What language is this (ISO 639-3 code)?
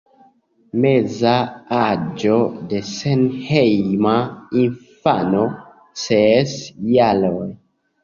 epo